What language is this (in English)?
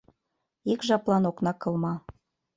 Mari